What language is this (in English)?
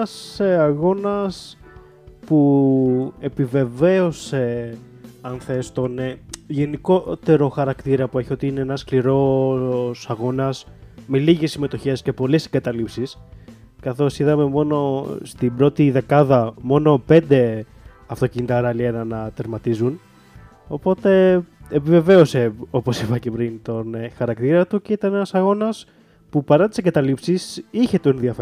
Greek